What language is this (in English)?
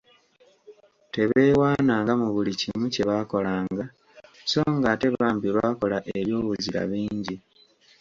Ganda